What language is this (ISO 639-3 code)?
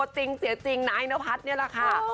tha